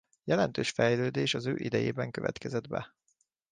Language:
Hungarian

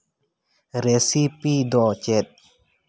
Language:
Santali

